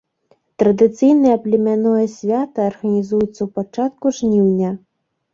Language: Belarusian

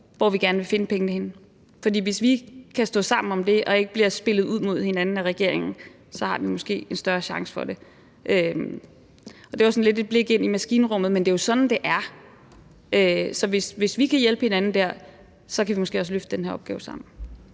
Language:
Danish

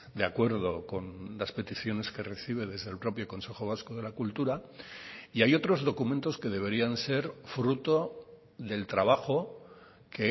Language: Spanish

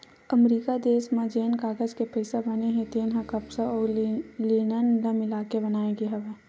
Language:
Chhattisgarhi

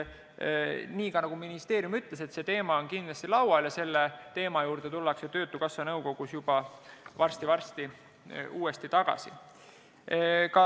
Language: Estonian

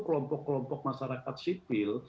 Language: Indonesian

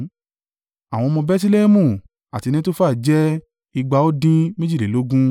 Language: Yoruba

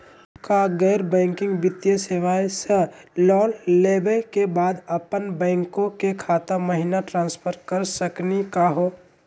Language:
Magahi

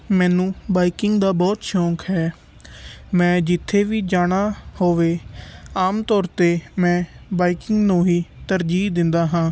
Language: Punjabi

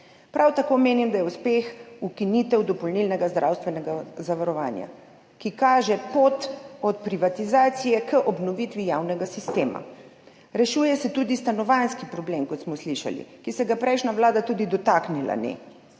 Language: Slovenian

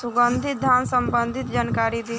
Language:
Bhojpuri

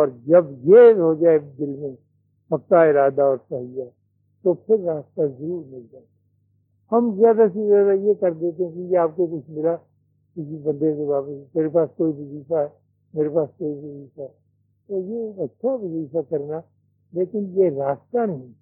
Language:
Urdu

